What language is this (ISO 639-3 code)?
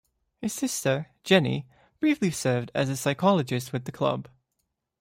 eng